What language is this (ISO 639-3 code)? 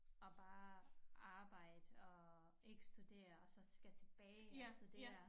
dan